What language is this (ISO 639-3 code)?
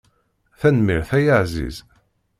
kab